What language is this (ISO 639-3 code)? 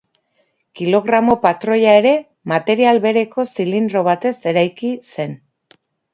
eus